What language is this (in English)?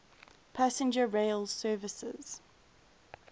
English